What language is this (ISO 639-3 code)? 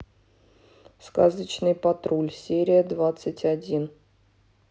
rus